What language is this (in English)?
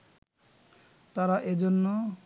Bangla